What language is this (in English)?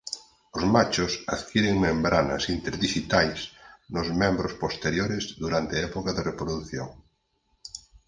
Galician